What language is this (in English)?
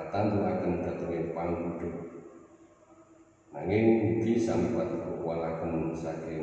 Indonesian